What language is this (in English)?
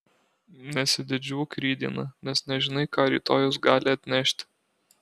Lithuanian